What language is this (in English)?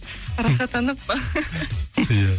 Kazakh